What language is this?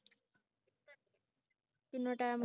Punjabi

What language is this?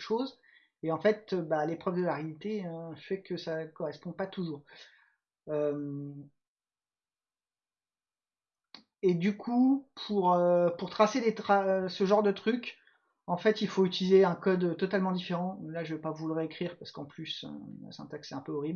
French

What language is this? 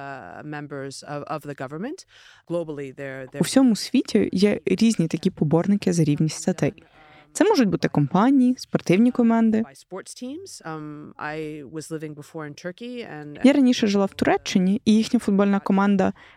Ukrainian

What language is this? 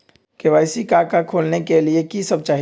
Magahi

